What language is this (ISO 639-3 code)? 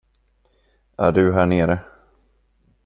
swe